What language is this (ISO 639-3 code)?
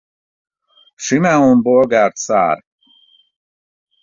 hun